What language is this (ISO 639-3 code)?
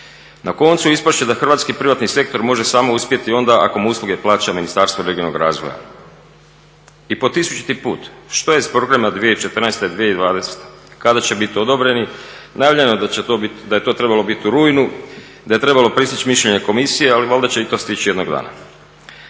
hrv